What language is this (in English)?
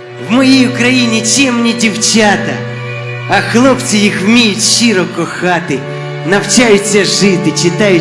Russian